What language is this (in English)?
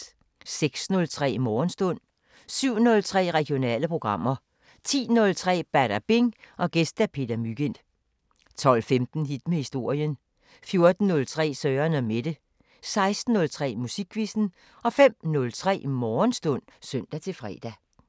Danish